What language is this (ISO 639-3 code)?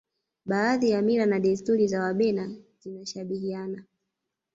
swa